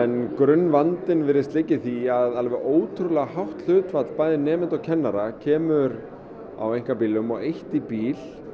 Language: Icelandic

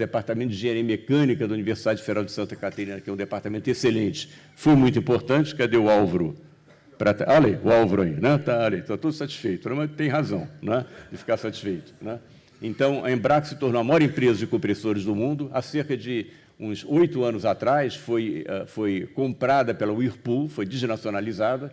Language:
Portuguese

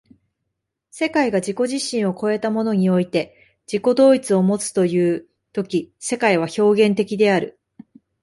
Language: Japanese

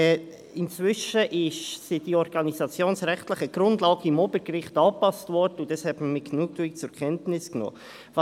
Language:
Swiss German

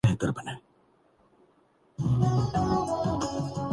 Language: Urdu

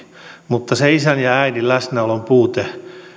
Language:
Finnish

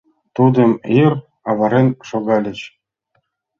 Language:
Mari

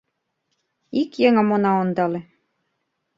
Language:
Mari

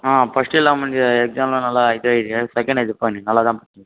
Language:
Tamil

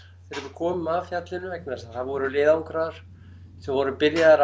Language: Icelandic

